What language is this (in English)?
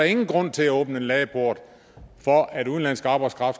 Danish